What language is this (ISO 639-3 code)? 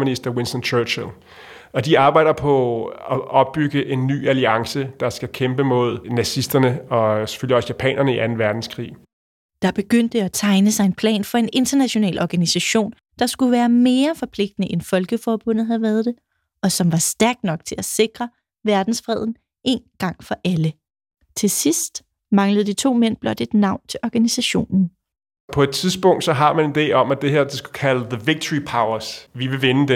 dan